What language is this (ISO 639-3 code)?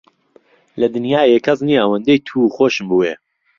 ckb